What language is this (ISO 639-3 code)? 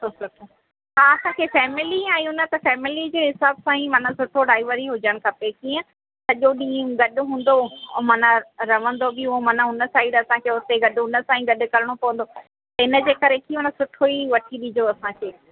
snd